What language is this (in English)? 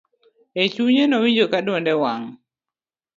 Luo (Kenya and Tanzania)